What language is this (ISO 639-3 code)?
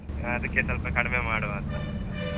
kan